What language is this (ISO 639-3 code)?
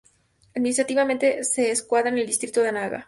spa